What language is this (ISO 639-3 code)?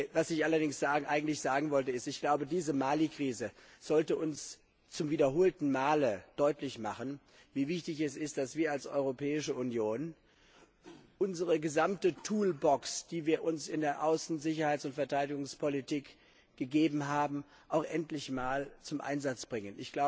deu